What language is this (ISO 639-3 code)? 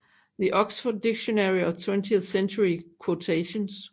dan